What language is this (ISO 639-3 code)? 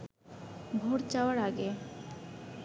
ben